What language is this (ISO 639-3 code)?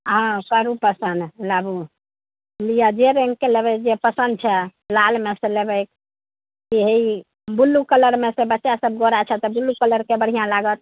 mai